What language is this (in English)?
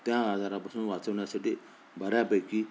Marathi